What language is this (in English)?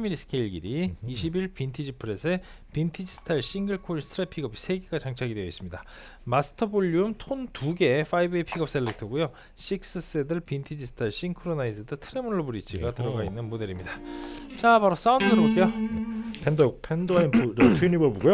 Korean